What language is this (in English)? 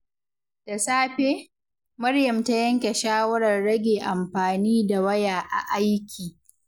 Hausa